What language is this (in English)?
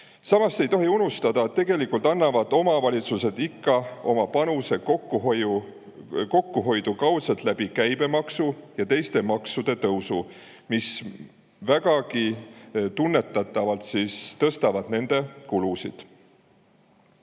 Estonian